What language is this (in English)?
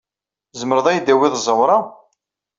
Kabyle